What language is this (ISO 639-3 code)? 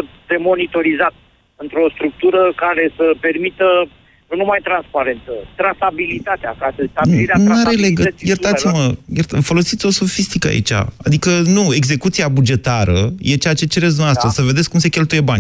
ron